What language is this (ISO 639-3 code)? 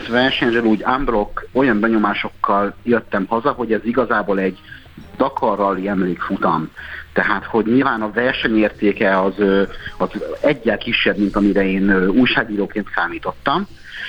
hun